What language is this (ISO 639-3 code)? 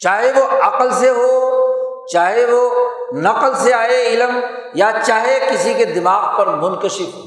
urd